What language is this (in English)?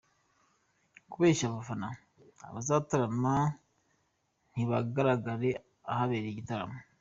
Kinyarwanda